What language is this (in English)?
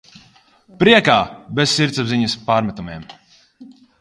Latvian